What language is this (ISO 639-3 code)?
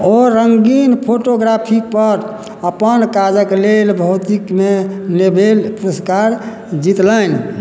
mai